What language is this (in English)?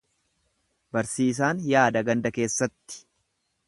Oromo